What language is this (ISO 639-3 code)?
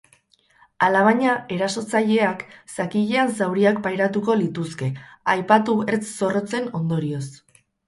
eus